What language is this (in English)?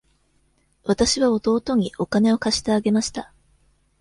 Japanese